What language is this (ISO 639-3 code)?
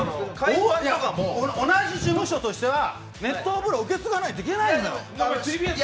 jpn